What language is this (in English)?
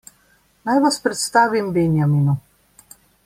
Slovenian